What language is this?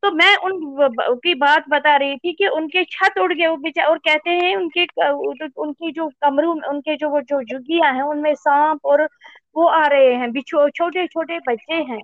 Hindi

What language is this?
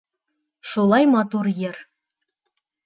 Bashkir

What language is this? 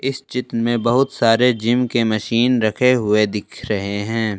Hindi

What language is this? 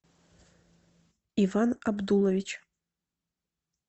Russian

